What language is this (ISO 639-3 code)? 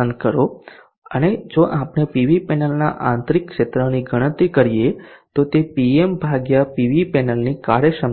guj